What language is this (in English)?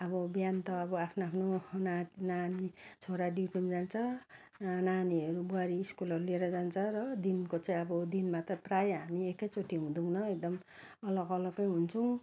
Nepali